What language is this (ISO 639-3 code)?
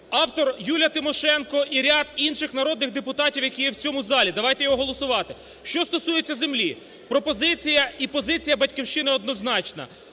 ukr